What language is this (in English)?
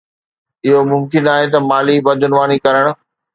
Sindhi